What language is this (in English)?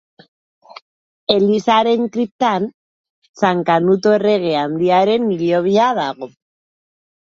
Basque